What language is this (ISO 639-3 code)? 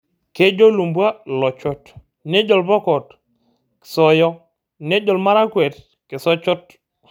mas